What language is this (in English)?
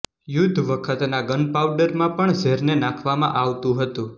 Gujarati